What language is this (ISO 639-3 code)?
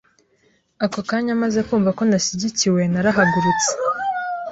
kin